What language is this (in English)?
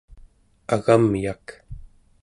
Central Yupik